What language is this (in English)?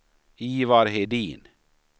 Swedish